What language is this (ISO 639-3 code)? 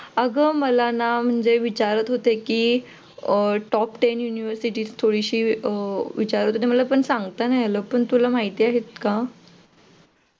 mar